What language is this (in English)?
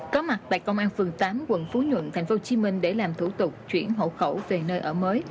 Vietnamese